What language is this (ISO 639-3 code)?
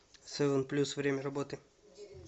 rus